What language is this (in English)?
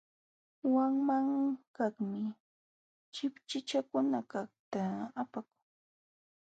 Jauja Wanca Quechua